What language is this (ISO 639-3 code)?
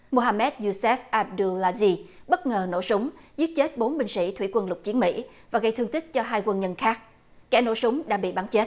vie